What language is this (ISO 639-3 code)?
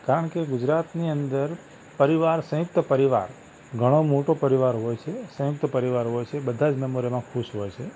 guj